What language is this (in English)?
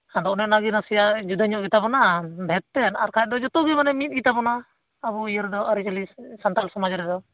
Santali